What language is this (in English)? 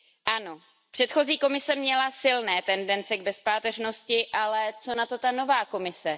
Czech